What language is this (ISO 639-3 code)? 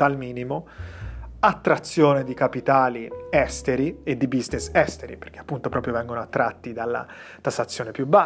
ita